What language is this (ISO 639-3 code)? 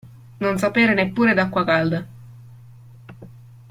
ita